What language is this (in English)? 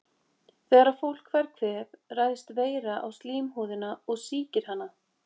Icelandic